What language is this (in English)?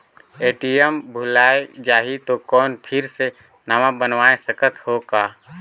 Chhattisgarhi